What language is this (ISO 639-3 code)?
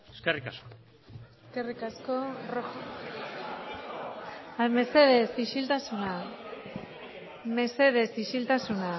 eus